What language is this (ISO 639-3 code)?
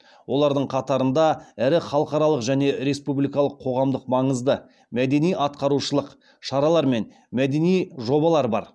kaz